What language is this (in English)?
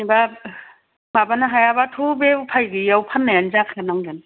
Bodo